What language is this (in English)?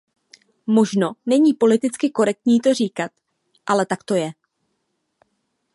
Czech